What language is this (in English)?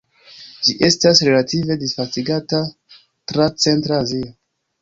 Esperanto